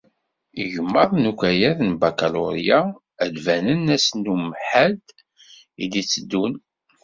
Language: Kabyle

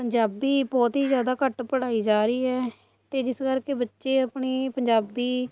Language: Punjabi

